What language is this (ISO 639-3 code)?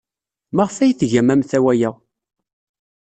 kab